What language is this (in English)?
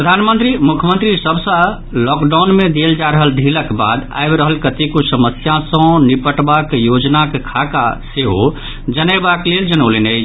Maithili